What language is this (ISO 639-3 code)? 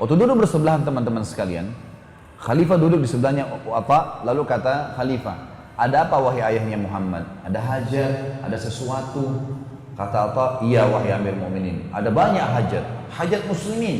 ind